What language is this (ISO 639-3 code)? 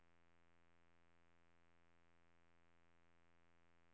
swe